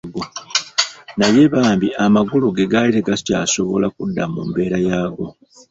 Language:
Ganda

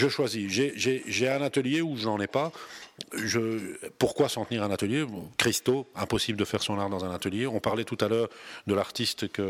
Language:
French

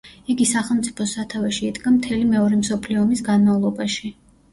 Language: Georgian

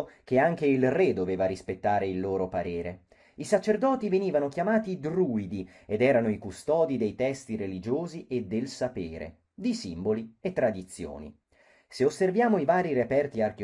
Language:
Italian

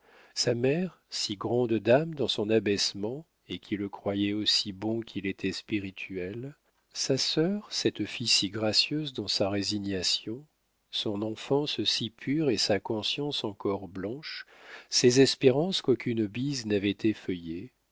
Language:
French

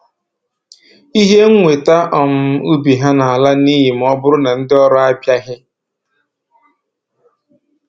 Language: Igbo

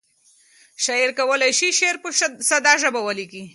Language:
Pashto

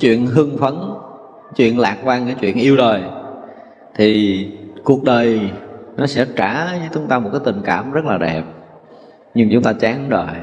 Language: Vietnamese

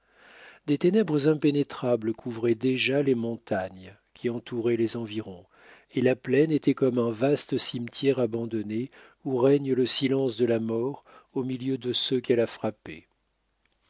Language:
French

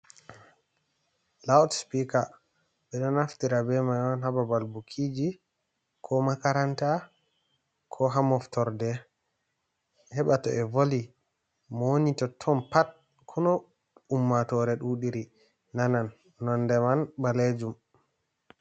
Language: Fula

